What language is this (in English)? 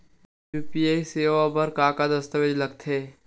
Chhattisgarhi